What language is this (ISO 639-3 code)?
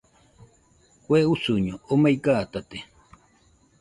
hux